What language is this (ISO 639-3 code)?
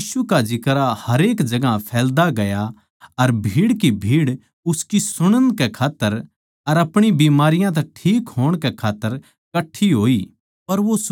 bgc